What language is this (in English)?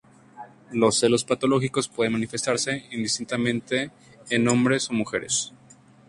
Spanish